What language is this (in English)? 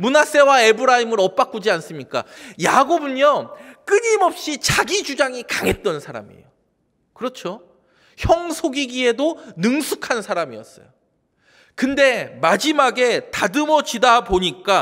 Korean